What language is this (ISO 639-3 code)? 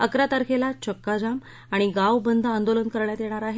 mar